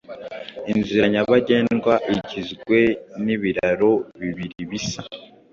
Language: Kinyarwanda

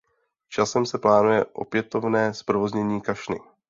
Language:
Czech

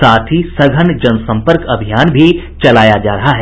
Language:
Hindi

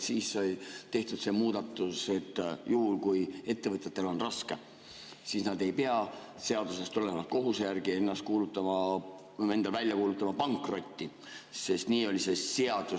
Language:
Estonian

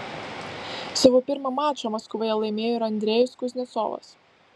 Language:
Lithuanian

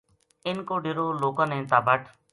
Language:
Gujari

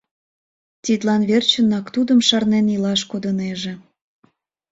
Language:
Mari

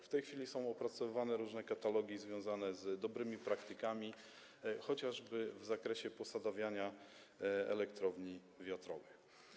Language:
Polish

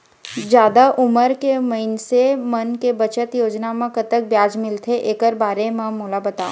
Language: Chhattisgarhi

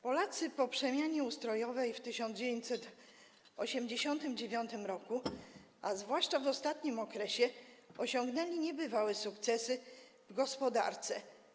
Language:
Polish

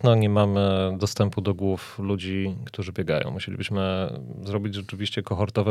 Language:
Polish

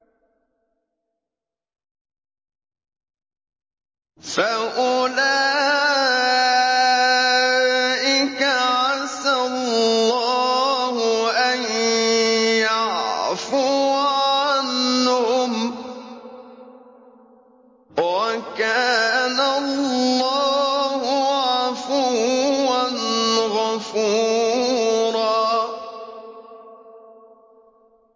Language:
Arabic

